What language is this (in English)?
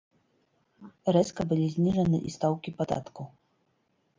Belarusian